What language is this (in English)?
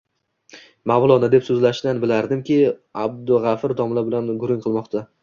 Uzbek